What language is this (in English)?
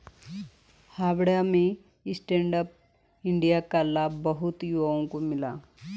Hindi